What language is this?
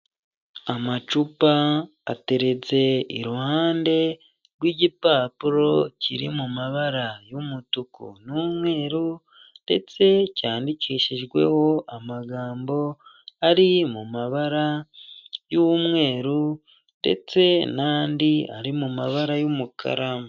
Kinyarwanda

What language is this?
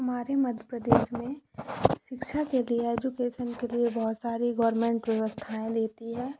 Hindi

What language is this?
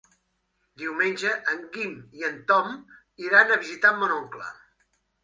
Catalan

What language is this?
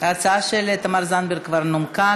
Hebrew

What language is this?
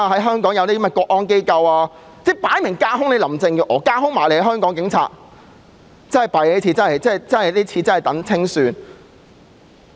Cantonese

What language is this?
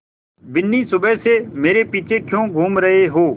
Hindi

